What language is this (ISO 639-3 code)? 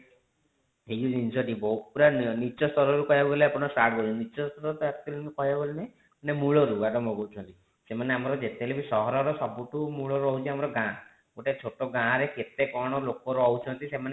ori